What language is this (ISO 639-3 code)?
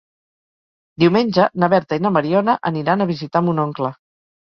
cat